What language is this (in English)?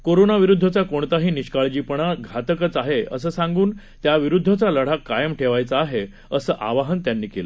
Marathi